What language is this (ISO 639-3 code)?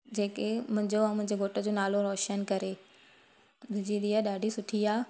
snd